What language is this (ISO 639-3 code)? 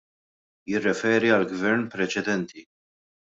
mlt